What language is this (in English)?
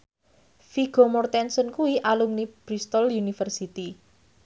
Javanese